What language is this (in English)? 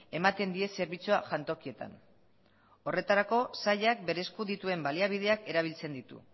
Basque